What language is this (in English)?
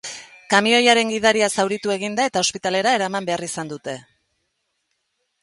Basque